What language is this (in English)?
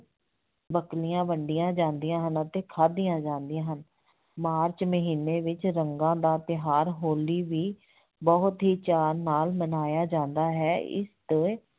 Punjabi